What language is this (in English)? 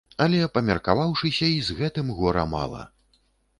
Belarusian